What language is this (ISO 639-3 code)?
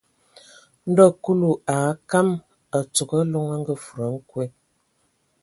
ewo